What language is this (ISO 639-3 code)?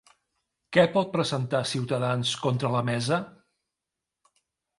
cat